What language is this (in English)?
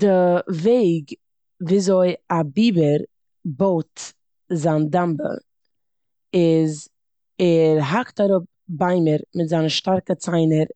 Yiddish